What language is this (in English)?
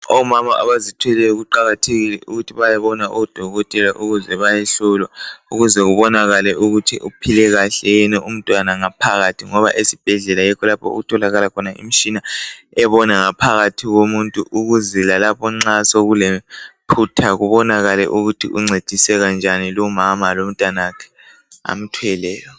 North Ndebele